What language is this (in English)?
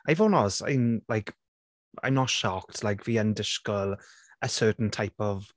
Welsh